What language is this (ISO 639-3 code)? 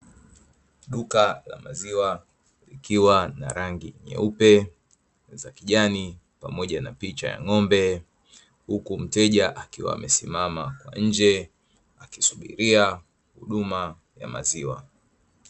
swa